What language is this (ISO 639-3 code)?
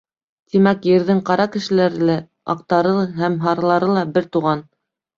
bak